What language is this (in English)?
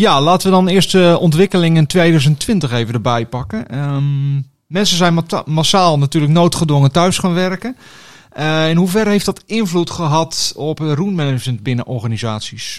Dutch